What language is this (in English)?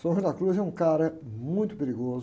Portuguese